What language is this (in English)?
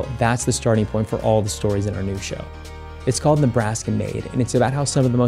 English